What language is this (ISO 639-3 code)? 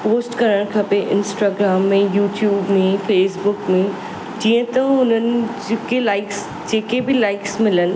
snd